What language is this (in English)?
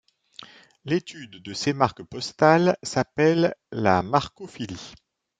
French